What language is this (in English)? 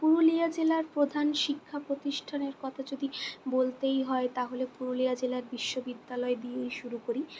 Bangla